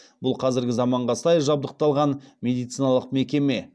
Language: Kazakh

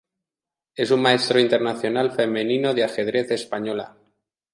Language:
Spanish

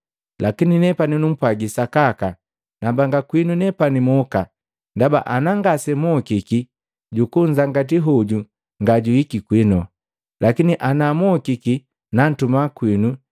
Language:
Matengo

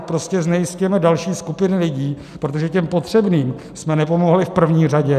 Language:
Czech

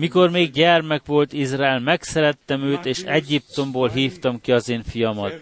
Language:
Hungarian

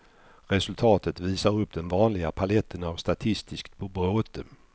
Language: Swedish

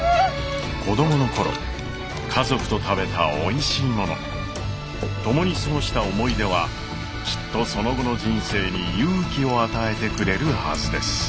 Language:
Japanese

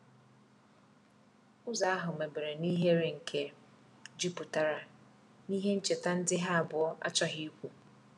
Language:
Igbo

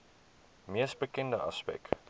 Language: Afrikaans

